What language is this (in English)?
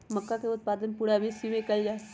Magahi